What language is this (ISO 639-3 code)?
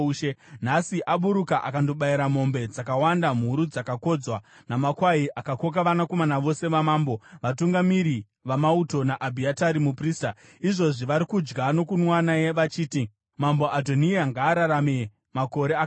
sna